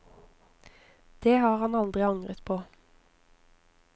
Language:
Norwegian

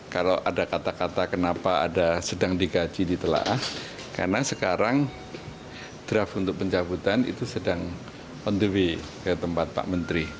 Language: Indonesian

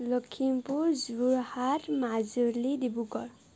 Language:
Assamese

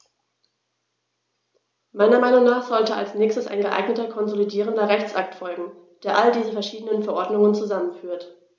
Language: German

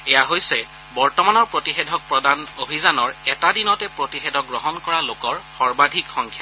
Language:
Assamese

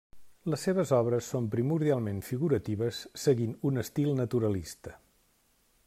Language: Catalan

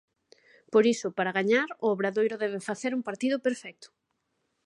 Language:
Galician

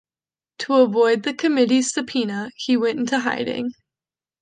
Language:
English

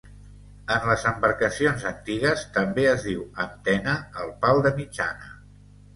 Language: Catalan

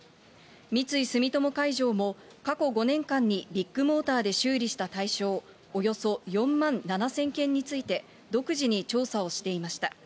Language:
Japanese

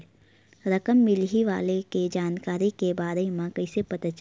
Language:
Chhattisgarhi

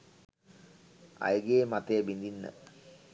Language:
Sinhala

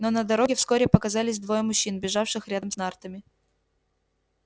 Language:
Russian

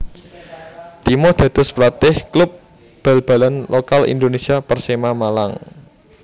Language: Javanese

